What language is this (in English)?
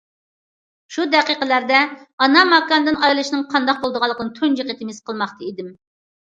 Uyghur